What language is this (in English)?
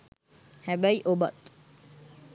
Sinhala